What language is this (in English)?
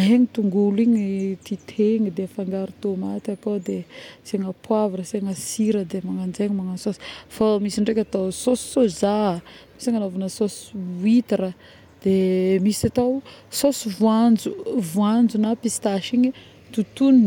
Northern Betsimisaraka Malagasy